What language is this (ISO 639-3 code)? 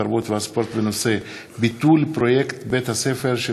heb